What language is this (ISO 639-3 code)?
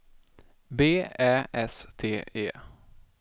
swe